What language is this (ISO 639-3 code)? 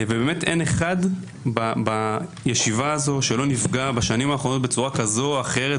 heb